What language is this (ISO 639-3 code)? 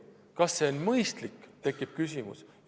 est